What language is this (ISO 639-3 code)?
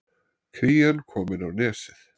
isl